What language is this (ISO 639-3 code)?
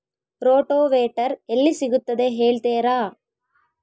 kan